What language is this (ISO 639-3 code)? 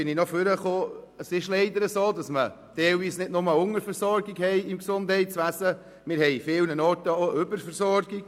gsw